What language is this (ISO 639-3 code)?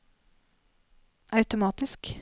nor